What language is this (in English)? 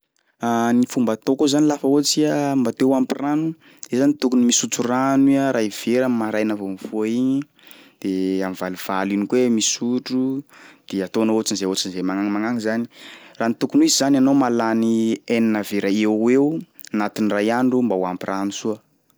Sakalava Malagasy